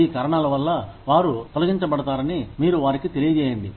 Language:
Telugu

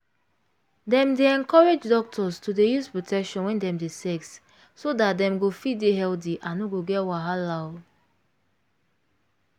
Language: Nigerian Pidgin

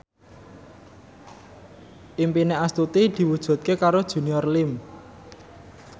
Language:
Javanese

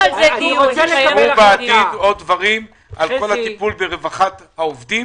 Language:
Hebrew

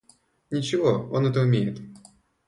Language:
Russian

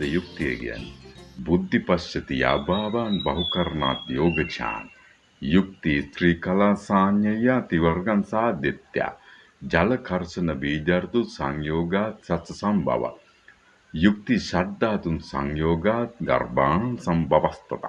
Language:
Sinhala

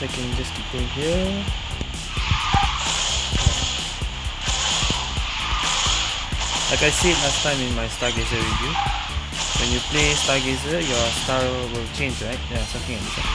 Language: English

